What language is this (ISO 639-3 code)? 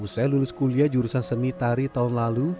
ind